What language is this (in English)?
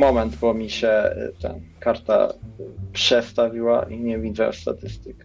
Polish